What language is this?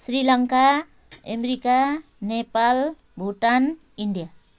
Nepali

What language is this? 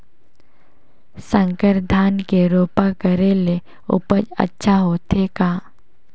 Chhattisgarhi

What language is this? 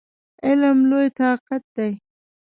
Pashto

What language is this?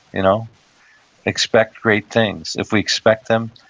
English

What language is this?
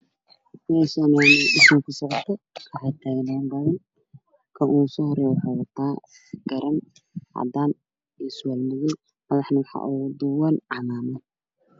Somali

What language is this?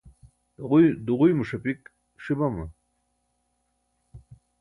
Burushaski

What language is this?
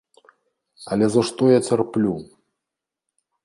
Belarusian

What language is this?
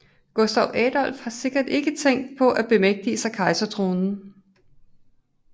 Danish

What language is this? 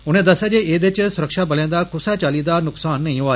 Dogri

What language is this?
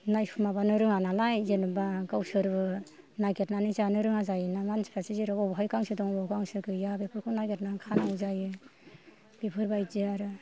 Bodo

